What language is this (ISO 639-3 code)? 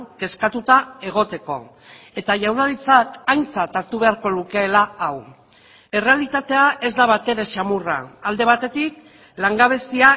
eus